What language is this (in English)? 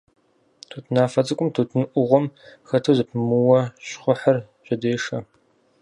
Kabardian